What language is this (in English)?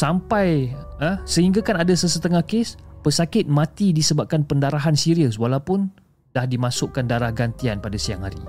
Malay